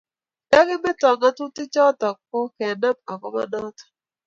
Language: Kalenjin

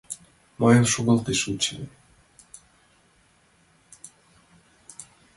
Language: Mari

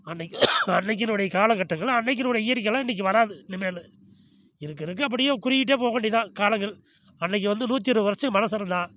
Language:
Tamil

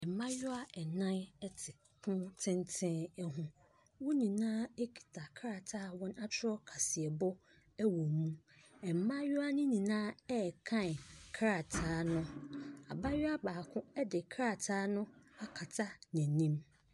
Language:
Akan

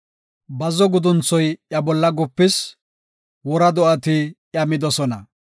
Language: Gofa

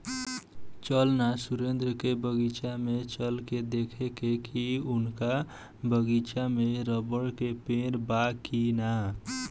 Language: Bhojpuri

